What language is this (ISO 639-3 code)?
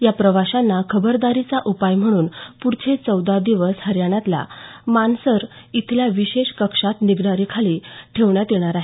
mar